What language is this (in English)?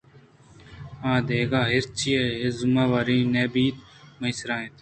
Eastern Balochi